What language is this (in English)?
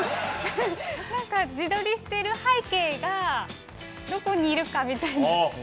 Japanese